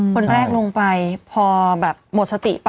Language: Thai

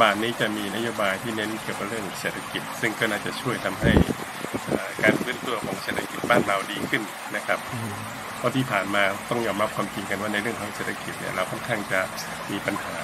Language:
Thai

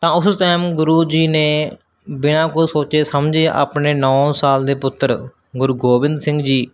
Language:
Punjabi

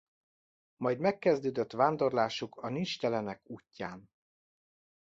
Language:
Hungarian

